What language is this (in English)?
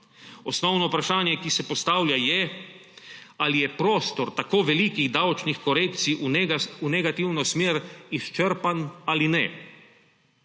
Slovenian